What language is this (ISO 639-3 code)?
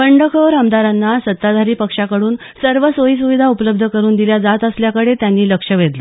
mar